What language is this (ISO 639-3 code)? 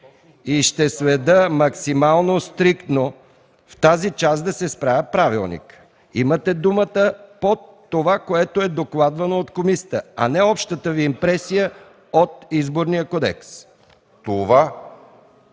bul